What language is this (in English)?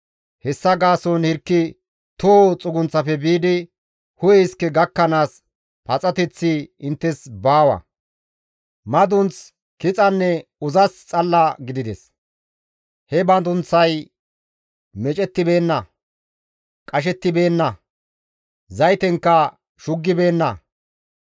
Gamo